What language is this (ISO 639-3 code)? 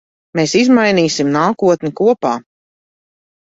lav